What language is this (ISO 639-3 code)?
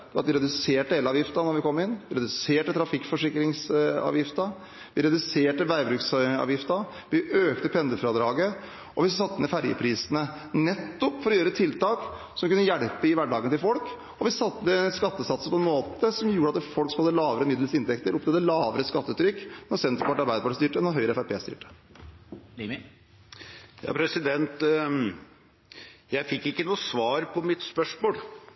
nob